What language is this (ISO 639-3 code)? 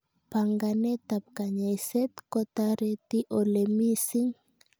kln